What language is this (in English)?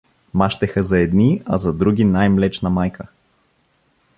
Bulgarian